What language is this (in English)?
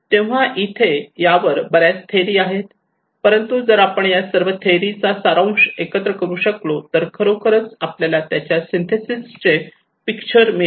Marathi